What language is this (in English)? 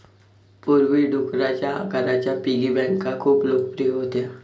Marathi